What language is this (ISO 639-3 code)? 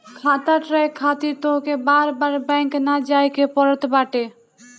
bho